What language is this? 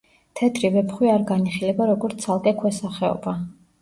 Georgian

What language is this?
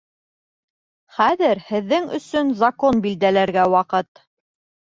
Bashkir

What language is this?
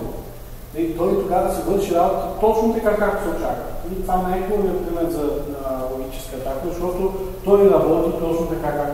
Bulgarian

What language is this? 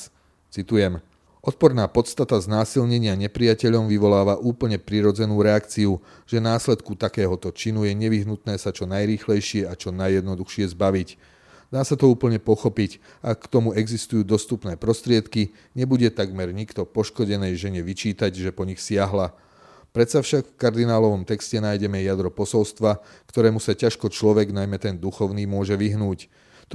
Slovak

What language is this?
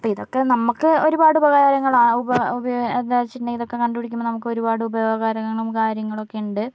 Malayalam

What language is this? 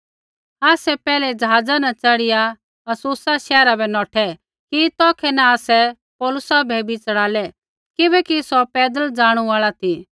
Kullu Pahari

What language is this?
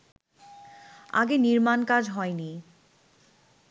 Bangla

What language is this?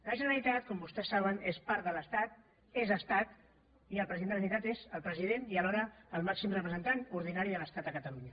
Catalan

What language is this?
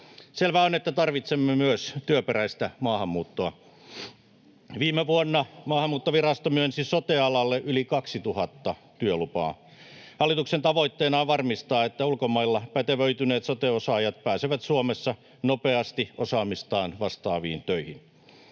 Finnish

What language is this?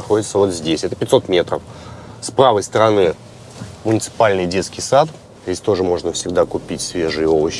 Russian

